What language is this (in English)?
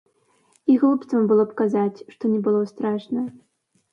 Belarusian